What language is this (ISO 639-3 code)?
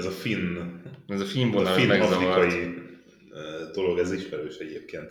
hun